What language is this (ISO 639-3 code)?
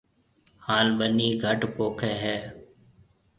mve